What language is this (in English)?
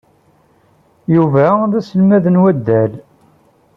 Kabyle